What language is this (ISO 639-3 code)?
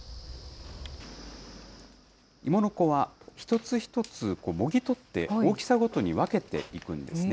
jpn